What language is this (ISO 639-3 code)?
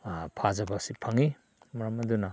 mni